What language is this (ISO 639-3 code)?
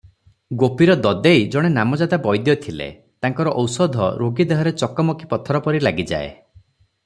ori